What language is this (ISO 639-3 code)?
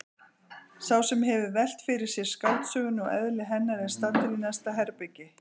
isl